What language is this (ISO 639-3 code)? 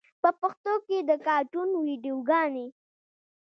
pus